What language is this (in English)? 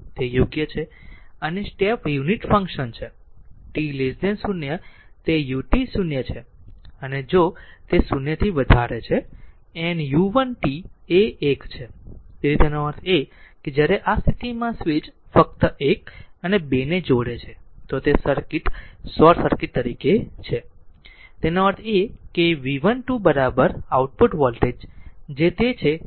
Gujarati